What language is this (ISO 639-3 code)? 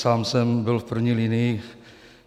ces